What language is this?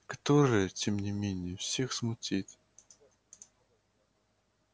Russian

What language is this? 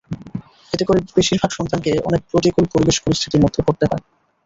Bangla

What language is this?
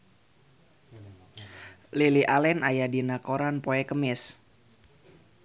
Sundanese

